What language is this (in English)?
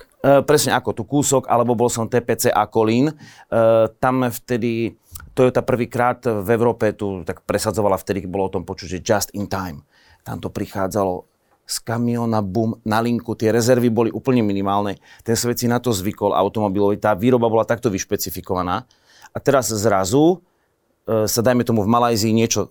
Slovak